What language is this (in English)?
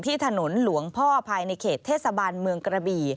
Thai